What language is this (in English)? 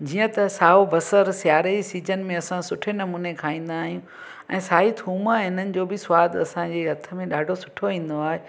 Sindhi